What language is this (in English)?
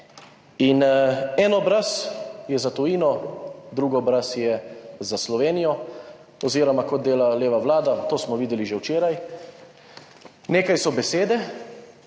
Slovenian